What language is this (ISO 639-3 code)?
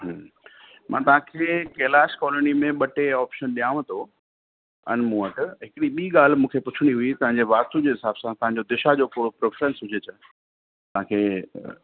snd